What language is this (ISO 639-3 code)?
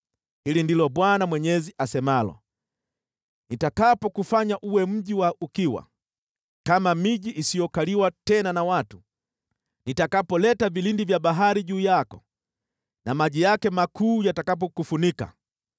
swa